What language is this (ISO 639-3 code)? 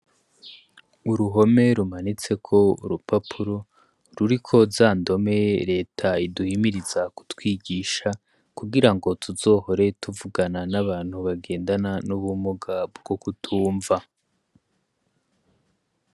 run